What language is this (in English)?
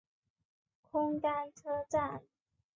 Chinese